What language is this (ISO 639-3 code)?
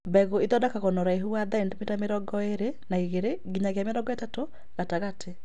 kik